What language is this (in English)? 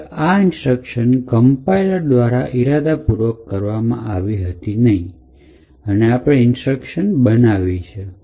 Gujarati